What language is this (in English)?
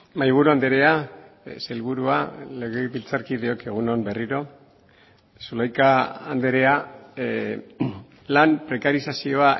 Basque